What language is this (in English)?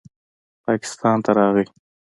Pashto